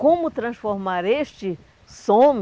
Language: Portuguese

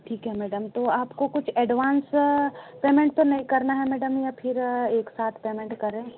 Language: Hindi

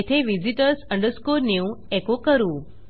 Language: Marathi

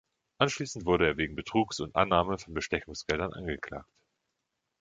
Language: German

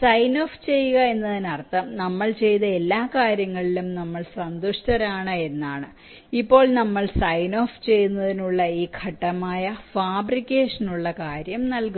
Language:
Malayalam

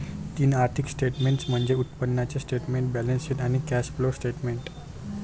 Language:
Marathi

